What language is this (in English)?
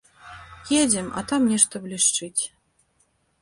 Belarusian